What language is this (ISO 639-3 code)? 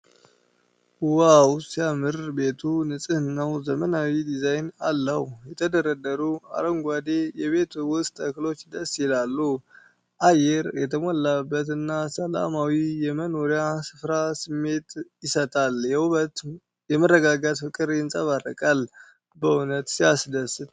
amh